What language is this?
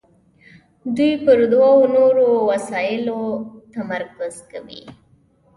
Pashto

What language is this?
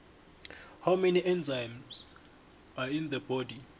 South Ndebele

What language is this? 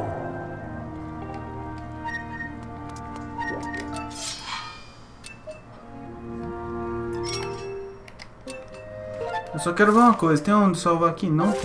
Portuguese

